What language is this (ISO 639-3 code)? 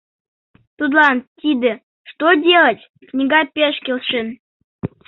chm